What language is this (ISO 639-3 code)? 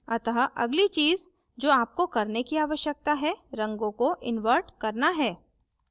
hin